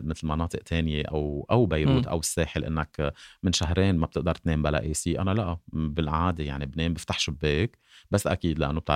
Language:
Arabic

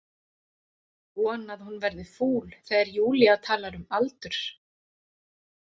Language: Icelandic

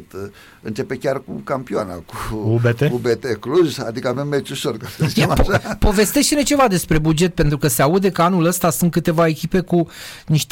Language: Romanian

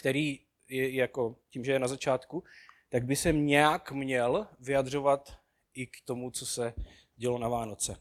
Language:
Czech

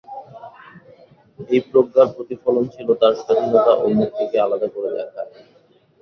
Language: Bangla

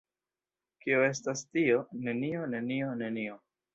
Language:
Esperanto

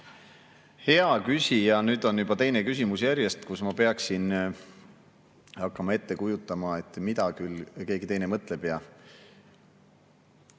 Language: Estonian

